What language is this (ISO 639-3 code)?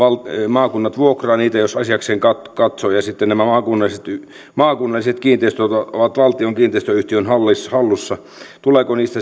fin